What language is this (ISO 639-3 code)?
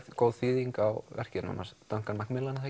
isl